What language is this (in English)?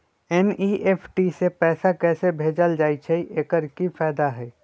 Magahi